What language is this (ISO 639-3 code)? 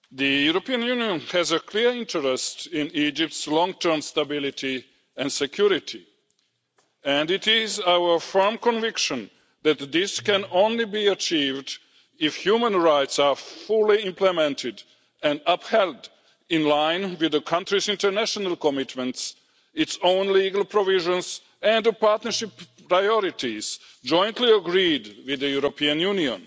eng